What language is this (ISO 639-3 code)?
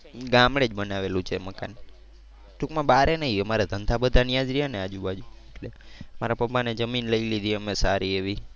guj